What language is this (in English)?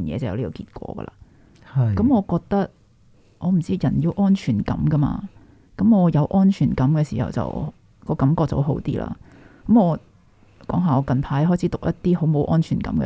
Chinese